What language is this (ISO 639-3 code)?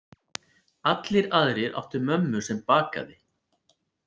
isl